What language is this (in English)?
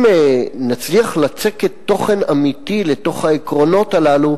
Hebrew